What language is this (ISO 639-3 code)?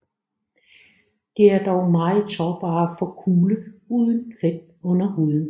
dan